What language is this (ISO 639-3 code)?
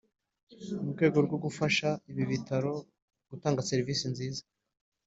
kin